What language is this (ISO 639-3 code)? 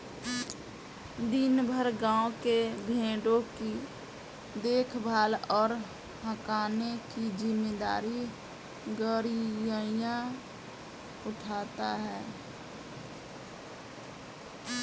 hin